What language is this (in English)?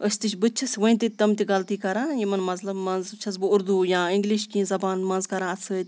Kashmiri